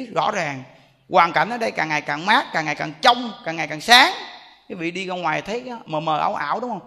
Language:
Vietnamese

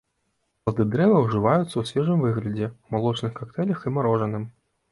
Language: Belarusian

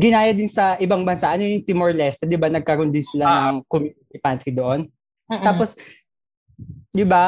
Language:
Filipino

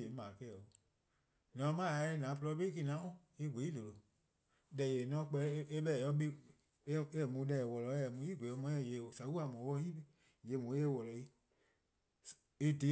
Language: Eastern Krahn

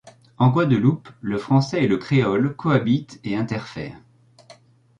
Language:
French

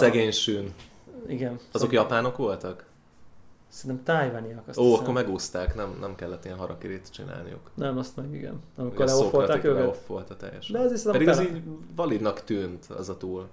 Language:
Hungarian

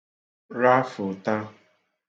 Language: Igbo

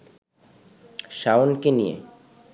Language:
Bangla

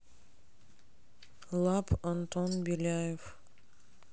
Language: Russian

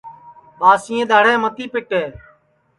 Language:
Sansi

